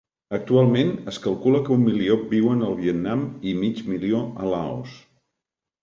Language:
Catalan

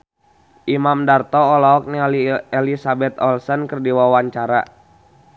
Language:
Sundanese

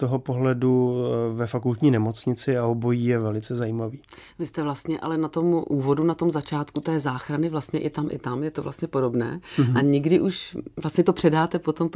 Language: Czech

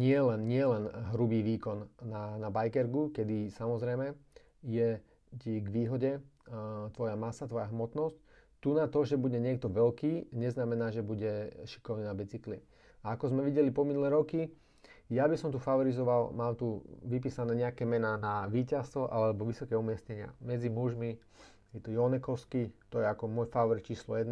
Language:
Slovak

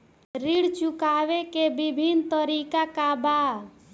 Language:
Bhojpuri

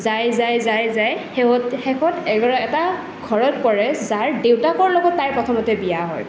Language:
Assamese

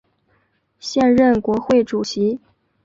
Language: Chinese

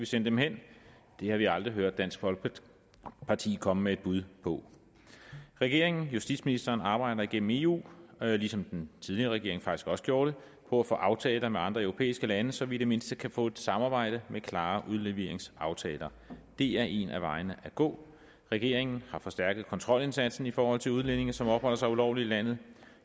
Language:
Danish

